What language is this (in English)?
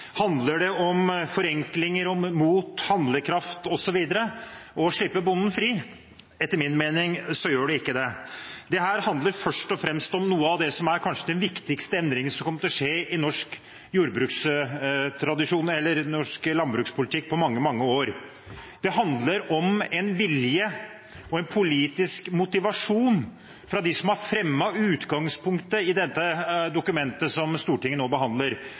Norwegian Bokmål